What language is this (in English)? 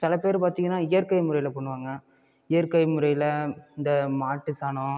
Tamil